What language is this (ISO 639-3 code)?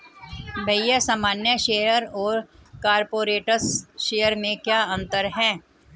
hin